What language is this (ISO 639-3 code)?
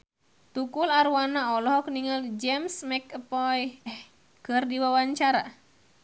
sun